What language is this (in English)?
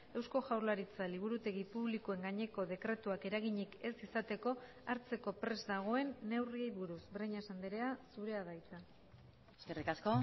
Basque